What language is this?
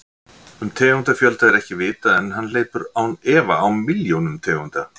Icelandic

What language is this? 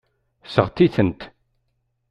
Kabyle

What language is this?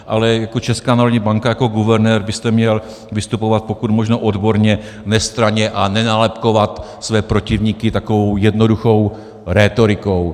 Czech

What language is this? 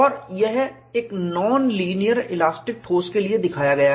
Hindi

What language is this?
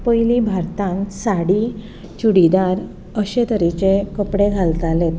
Konkani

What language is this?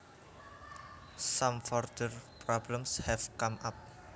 Javanese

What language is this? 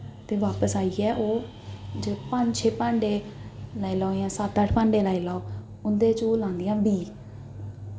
Dogri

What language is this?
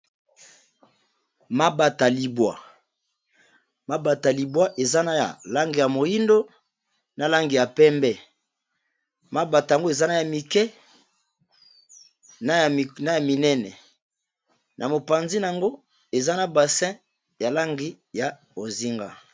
Lingala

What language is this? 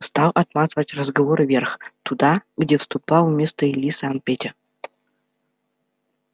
Russian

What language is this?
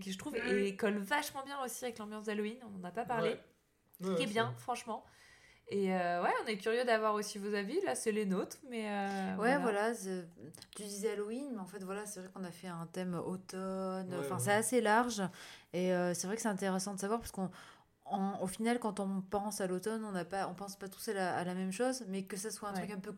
French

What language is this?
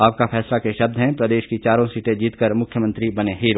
Hindi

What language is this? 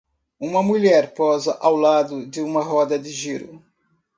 Portuguese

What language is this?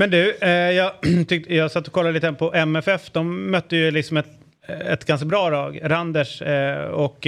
Swedish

